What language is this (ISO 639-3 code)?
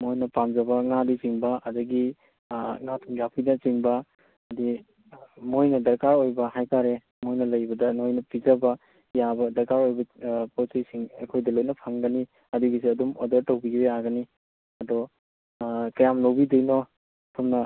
mni